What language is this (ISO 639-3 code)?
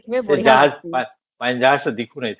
ori